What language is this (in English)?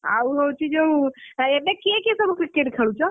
Odia